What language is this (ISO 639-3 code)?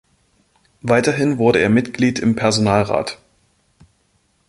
deu